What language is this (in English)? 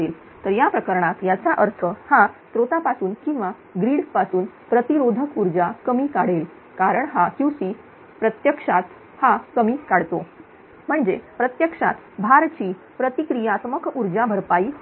Marathi